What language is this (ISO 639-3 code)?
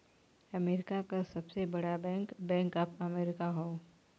bho